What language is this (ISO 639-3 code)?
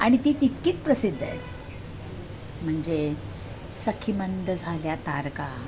mar